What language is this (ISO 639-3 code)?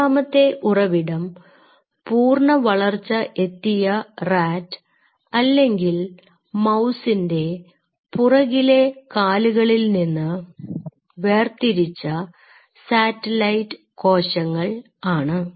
mal